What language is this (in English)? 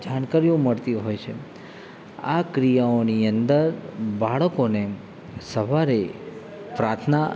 Gujarati